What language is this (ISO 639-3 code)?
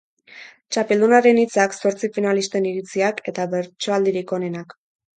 eus